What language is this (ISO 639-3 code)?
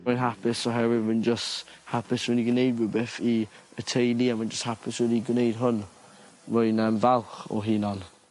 cym